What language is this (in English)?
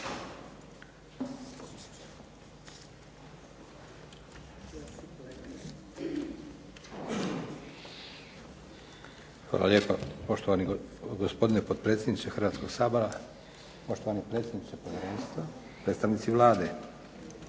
Croatian